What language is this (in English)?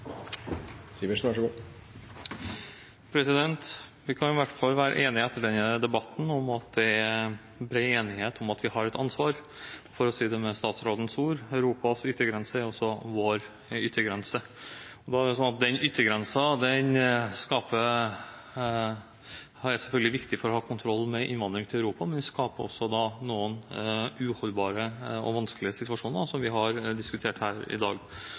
Norwegian Bokmål